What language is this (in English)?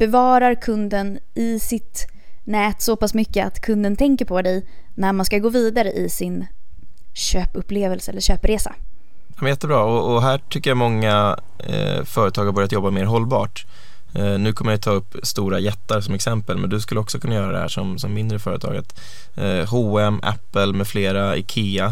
Swedish